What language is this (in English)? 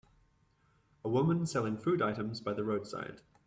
English